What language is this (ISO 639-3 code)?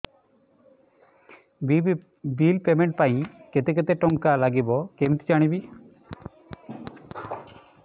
ori